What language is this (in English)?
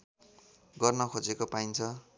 Nepali